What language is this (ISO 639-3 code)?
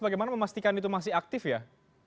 ind